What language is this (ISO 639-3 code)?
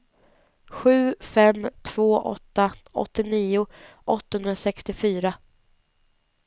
swe